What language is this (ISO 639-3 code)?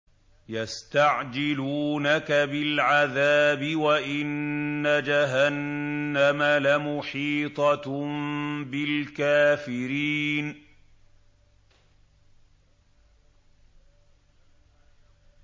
ara